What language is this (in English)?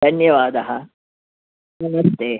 Sanskrit